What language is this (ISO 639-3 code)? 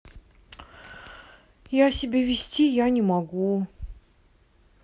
rus